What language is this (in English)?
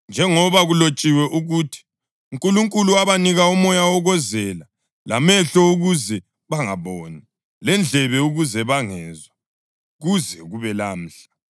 North Ndebele